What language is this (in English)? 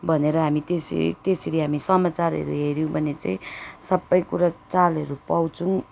Nepali